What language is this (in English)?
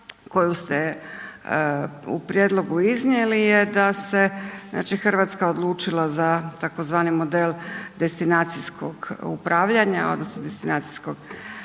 Croatian